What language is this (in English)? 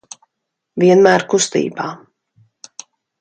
Latvian